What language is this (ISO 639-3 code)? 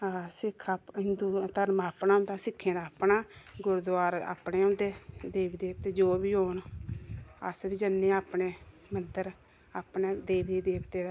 doi